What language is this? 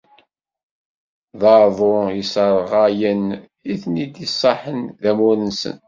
Kabyle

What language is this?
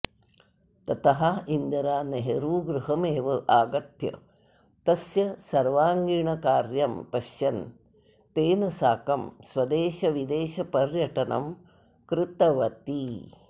Sanskrit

